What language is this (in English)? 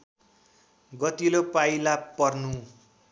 Nepali